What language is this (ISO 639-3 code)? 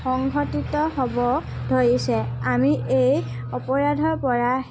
asm